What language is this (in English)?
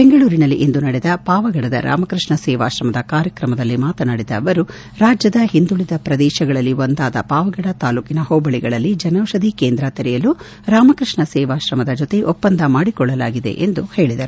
Kannada